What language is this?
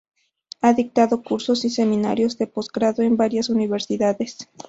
Spanish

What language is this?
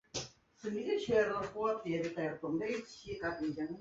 Chinese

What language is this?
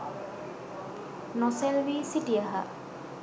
Sinhala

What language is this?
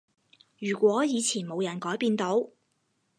Cantonese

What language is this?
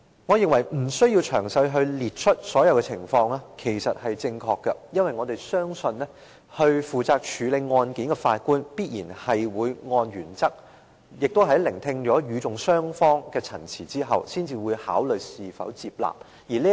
Cantonese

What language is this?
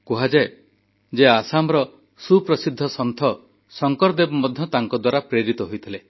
Odia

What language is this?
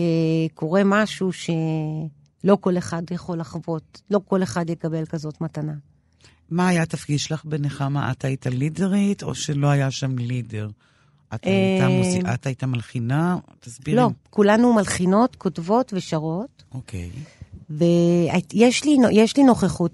Hebrew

